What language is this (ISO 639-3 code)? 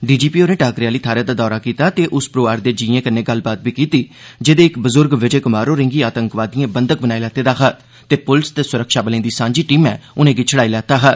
doi